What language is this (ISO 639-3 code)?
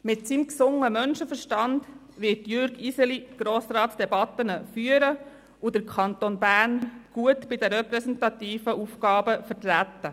gsw